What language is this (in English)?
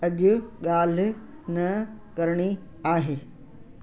Sindhi